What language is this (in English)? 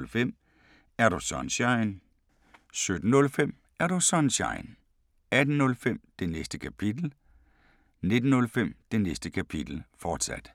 Danish